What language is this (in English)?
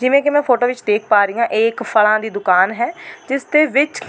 Punjabi